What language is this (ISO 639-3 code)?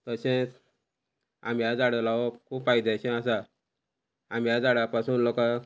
kok